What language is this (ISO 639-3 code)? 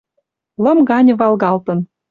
mrj